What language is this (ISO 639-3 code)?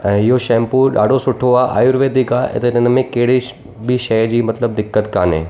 snd